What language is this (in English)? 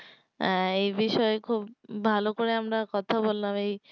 Bangla